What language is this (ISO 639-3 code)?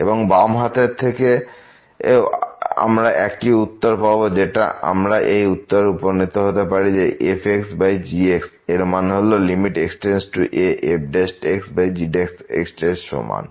ben